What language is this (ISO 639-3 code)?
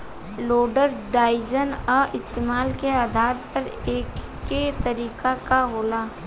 bho